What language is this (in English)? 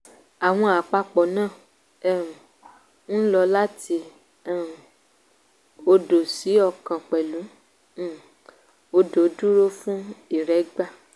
Yoruba